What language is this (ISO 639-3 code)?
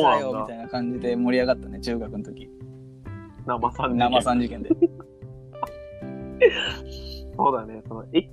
jpn